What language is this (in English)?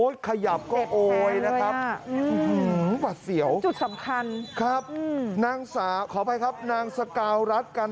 Thai